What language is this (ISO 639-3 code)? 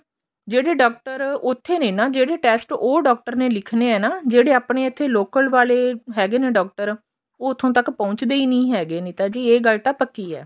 pan